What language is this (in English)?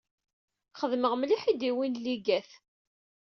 Kabyle